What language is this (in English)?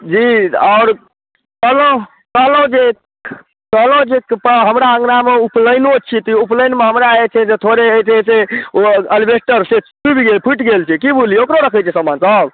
Maithili